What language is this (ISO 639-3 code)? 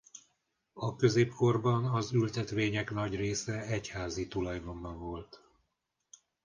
hun